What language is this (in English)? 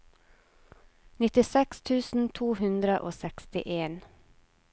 Norwegian